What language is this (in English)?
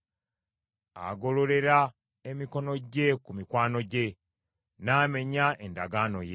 Ganda